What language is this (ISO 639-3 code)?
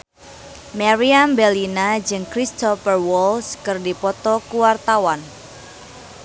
sun